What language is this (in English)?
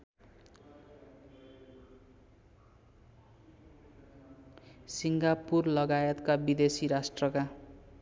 Nepali